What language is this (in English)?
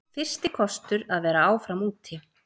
Icelandic